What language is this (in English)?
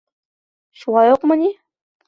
Bashkir